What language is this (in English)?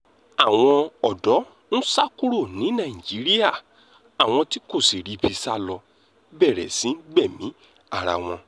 Yoruba